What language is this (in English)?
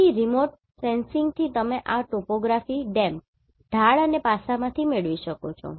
Gujarati